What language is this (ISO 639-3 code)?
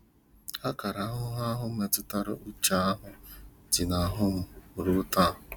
ibo